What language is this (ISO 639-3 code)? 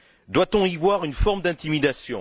fra